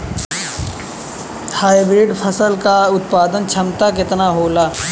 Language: Bhojpuri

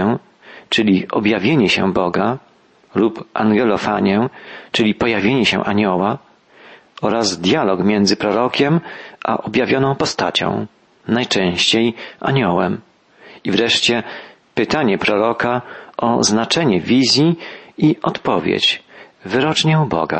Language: Polish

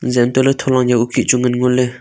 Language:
Wancho Naga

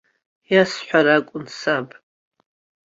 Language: Abkhazian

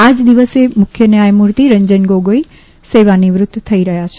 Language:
Gujarati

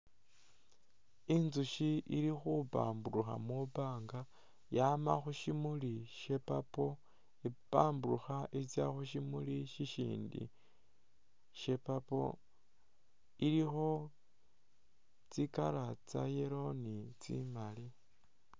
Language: Masaaba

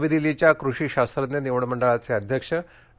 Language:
Marathi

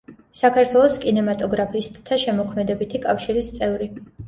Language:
Georgian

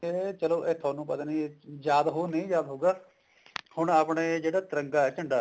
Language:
Punjabi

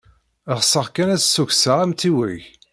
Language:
Kabyle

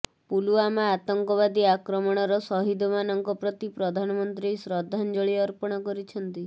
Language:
Odia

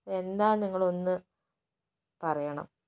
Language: Malayalam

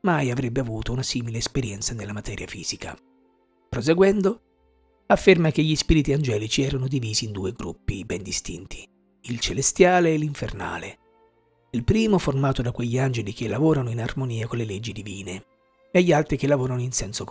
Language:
Italian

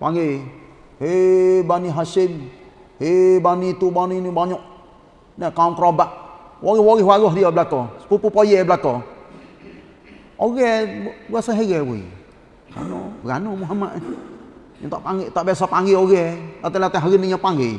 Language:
Malay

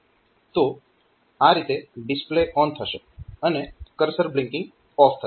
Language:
Gujarati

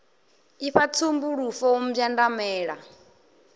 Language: Venda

